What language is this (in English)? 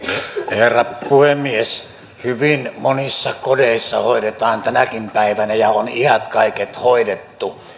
Finnish